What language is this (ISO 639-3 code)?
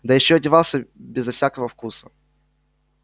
rus